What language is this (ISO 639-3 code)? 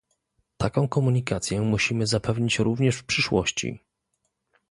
pol